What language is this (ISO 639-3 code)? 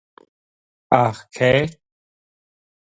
gle